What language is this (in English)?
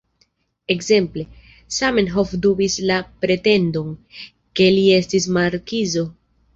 Esperanto